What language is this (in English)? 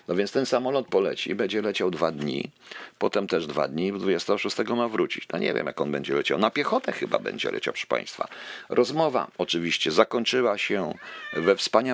Polish